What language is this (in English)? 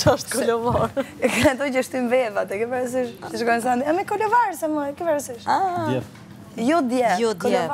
Romanian